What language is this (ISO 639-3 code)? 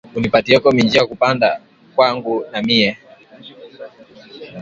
swa